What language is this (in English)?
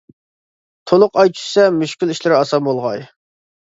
Uyghur